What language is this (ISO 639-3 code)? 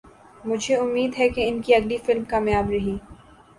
urd